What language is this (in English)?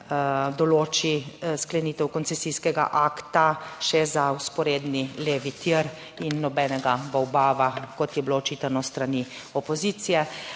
Slovenian